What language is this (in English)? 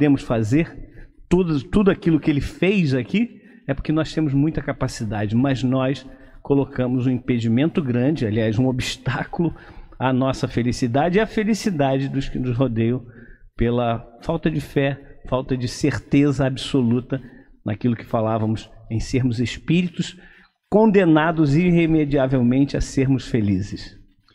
Portuguese